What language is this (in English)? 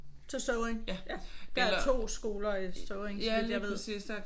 Danish